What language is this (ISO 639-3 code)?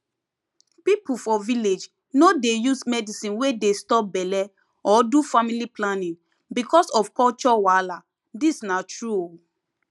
pcm